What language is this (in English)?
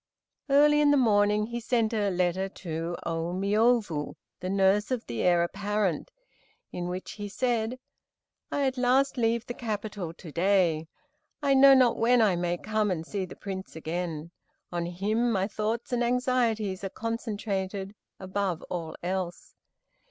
English